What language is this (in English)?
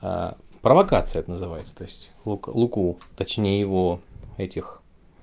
Russian